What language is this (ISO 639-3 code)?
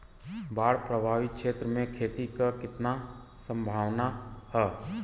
bho